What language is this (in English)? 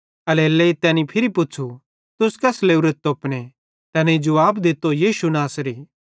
Bhadrawahi